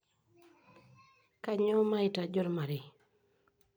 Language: Masai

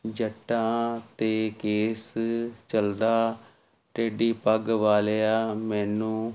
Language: Punjabi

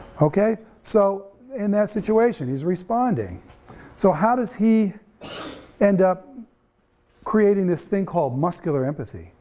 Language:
English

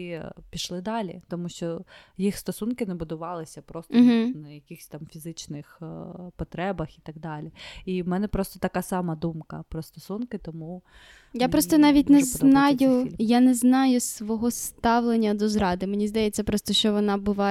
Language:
Ukrainian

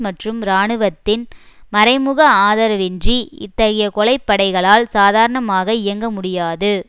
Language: Tamil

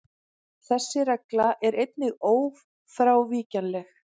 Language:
Icelandic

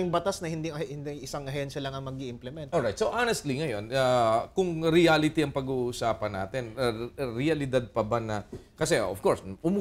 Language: Filipino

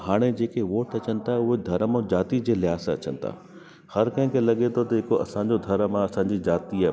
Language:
Sindhi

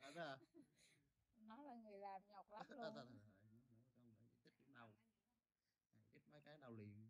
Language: Vietnamese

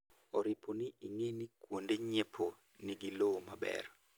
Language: Luo (Kenya and Tanzania)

